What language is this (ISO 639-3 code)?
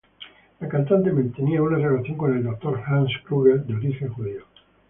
spa